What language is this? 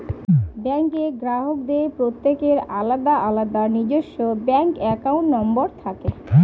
Bangla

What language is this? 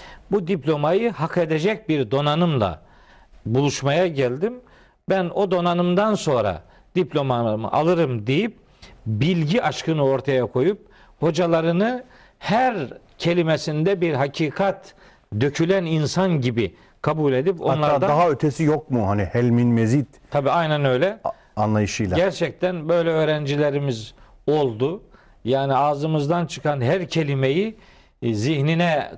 Turkish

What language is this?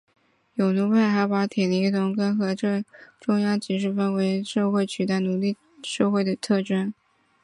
Chinese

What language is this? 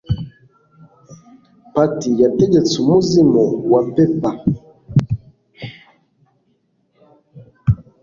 Kinyarwanda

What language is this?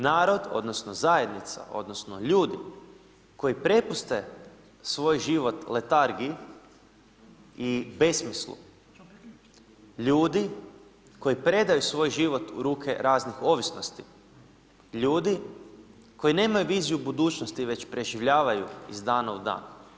Croatian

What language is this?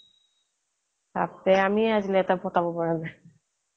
Assamese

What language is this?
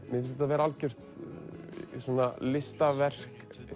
Icelandic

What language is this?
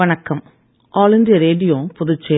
Tamil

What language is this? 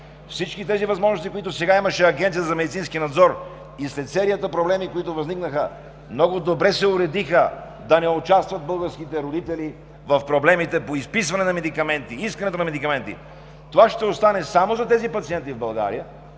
Bulgarian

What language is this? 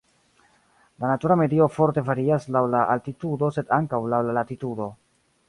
Esperanto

